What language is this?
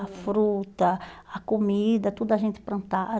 Portuguese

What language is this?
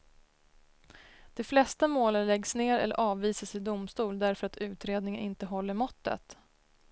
Swedish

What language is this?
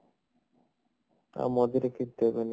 Odia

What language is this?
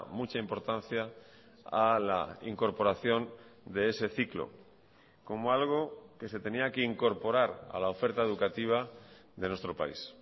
Spanish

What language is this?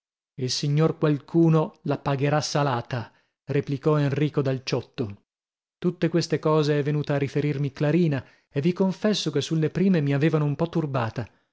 Italian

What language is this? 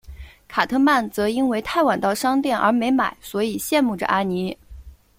Chinese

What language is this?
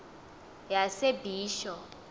Xhosa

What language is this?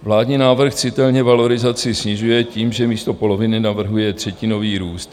Czech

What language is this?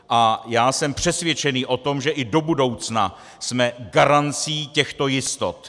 Czech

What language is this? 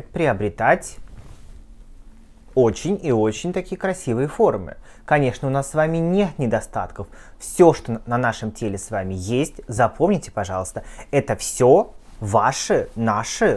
Russian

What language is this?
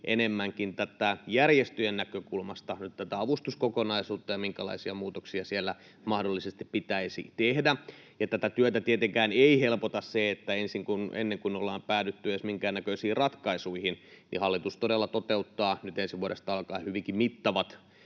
Finnish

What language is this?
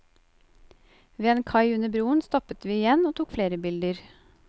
Norwegian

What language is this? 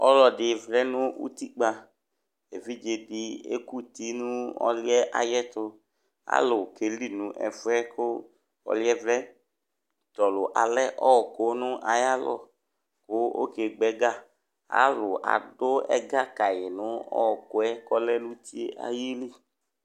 Ikposo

